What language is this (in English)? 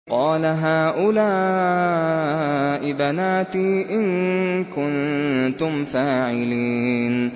Arabic